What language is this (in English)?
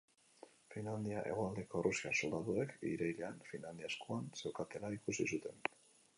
Basque